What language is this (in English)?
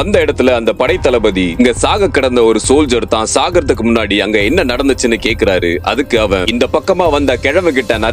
Romanian